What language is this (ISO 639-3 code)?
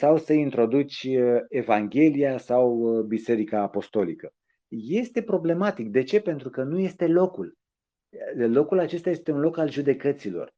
ron